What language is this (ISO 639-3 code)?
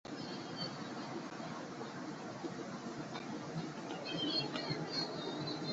zho